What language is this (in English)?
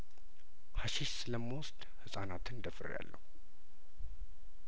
Amharic